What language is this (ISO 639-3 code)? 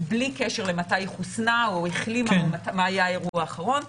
heb